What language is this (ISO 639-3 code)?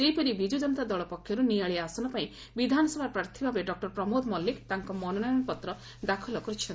ori